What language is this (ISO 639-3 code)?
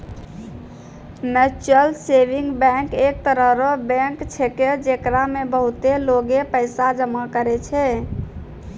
mai